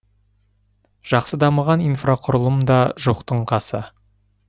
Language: Kazakh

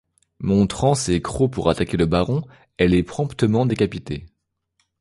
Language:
French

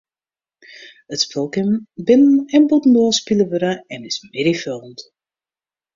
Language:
Western Frisian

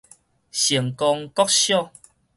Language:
Min Nan Chinese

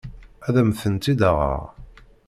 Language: Kabyle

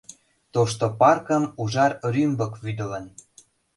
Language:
Mari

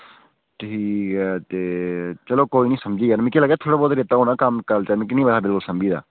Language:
Dogri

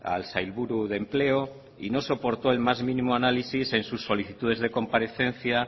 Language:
Spanish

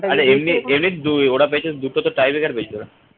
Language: Bangla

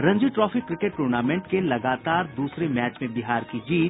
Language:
Hindi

